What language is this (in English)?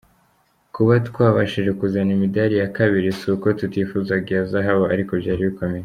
Kinyarwanda